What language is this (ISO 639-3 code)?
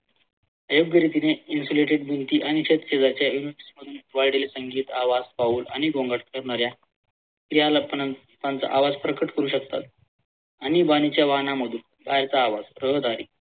mar